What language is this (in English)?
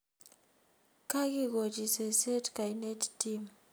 Kalenjin